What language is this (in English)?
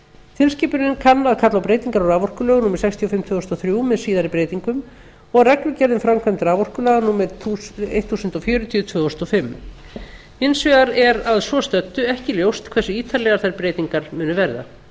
Icelandic